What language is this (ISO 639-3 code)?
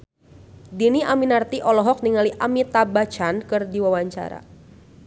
sun